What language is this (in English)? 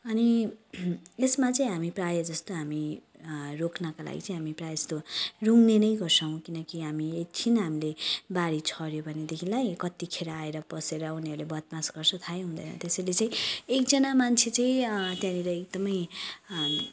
Nepali